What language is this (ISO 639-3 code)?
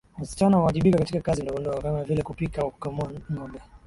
swa